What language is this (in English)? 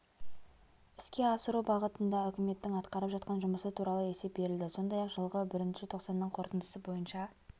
Kazakh